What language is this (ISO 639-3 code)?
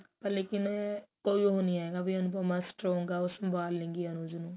pan